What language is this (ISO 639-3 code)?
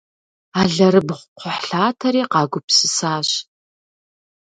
kbd